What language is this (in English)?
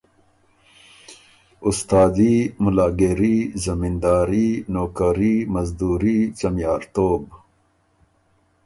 Ormuri